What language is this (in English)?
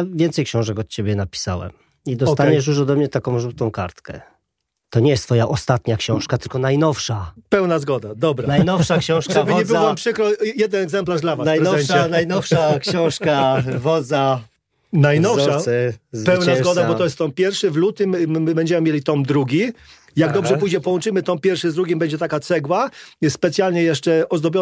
Polish